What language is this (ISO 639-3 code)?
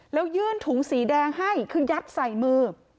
tha